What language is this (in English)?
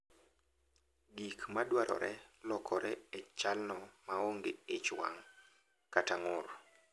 Luo (Kenya and Tanzania)